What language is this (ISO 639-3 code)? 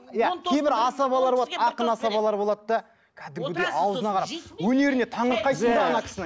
kaz